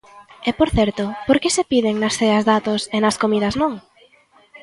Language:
Galician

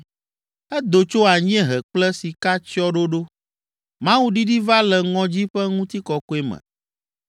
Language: Ewe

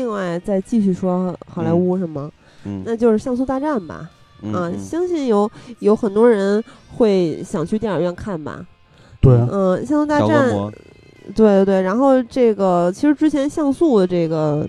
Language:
Chinese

